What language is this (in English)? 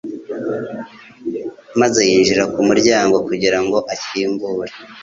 Kinyarwanda